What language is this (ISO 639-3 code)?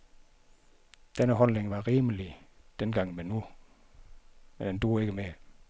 dan